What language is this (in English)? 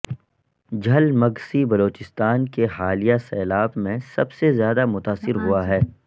Urdu